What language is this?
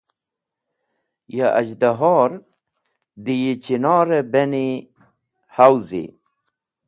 Wakhi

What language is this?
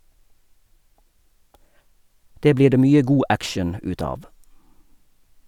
Norwegian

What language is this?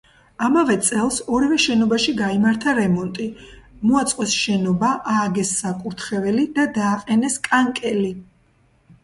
Georgian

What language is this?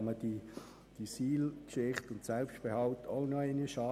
Swiss German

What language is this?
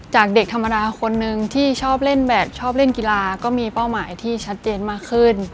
Thai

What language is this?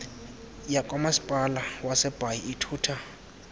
Xhosa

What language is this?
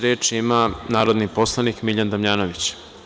Serbian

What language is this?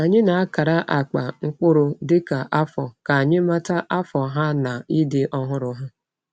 Igbo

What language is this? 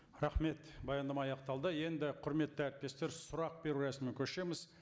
Kazakh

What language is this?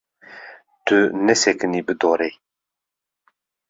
Kurdish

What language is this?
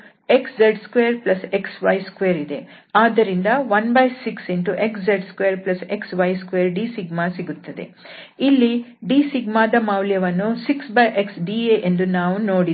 Kannada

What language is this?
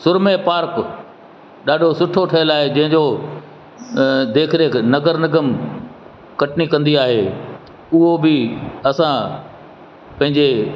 Sindhi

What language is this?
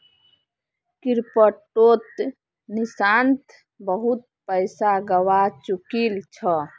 Magahi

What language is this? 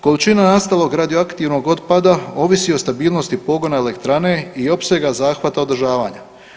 Croatian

